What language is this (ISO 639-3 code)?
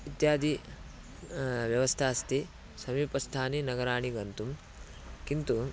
san